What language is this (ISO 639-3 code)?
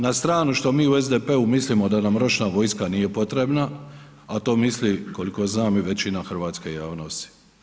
hrv